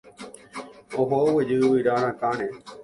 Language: Guarani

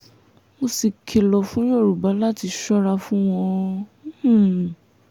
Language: Yoruba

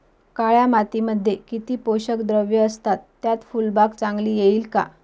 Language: Marathi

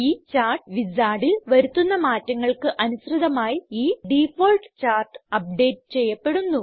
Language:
Malayalam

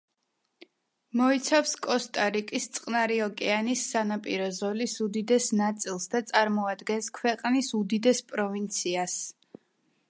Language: Georgian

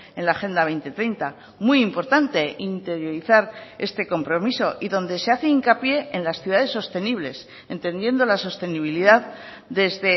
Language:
Spanish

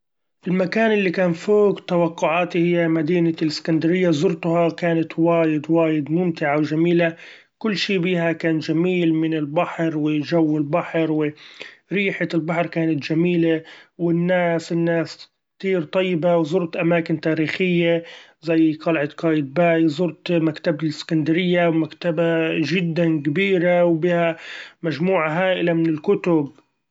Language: Gulf Arabic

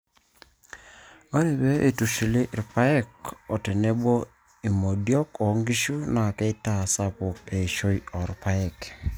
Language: Masai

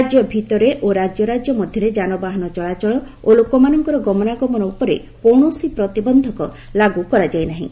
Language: Odia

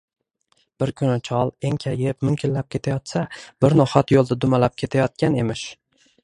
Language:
Uzbek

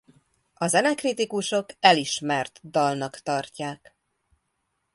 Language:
Hungarian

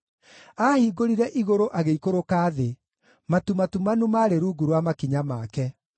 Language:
Kikuyu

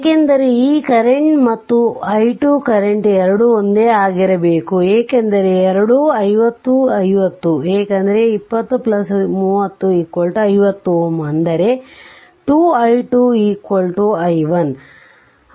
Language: Kannada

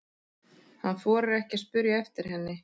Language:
Icelandic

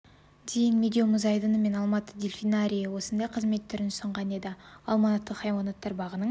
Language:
Kazakh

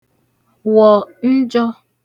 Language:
Igbo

